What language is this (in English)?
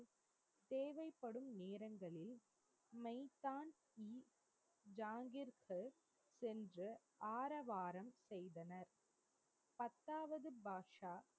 Tamil